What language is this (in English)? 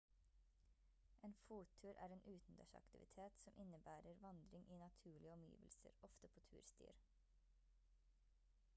Norwegian Bokmål